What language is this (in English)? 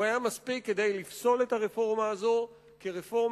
Hebrew